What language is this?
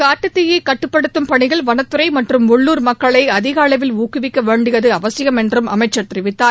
Tamil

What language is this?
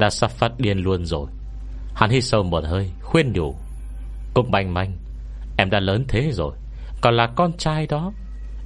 Vietnamese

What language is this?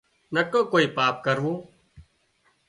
Wadiyara Koli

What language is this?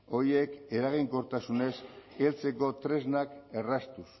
Basque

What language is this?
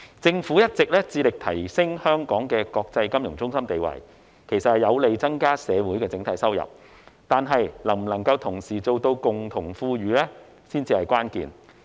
Cantonese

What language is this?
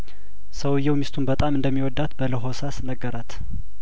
Amharic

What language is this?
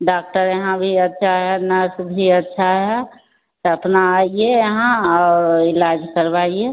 Hindi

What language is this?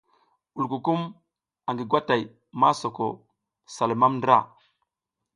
South Giziga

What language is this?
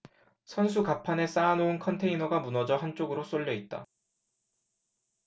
Korean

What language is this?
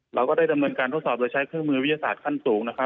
Thai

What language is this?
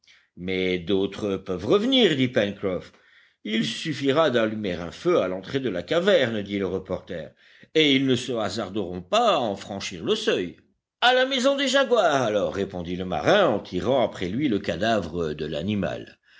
French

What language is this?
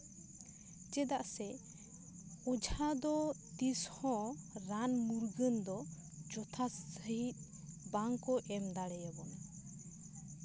Santali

